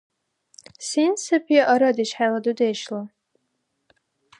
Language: Dargwa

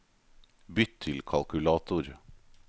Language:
Norwegian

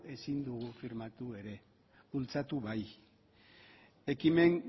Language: Basque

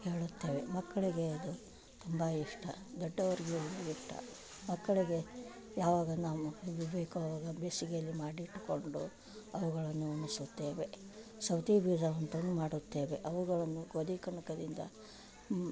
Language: Kannada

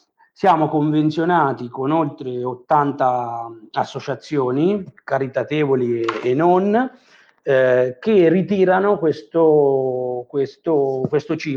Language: Italian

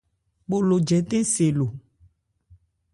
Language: Ebrié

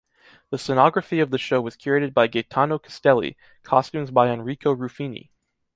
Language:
English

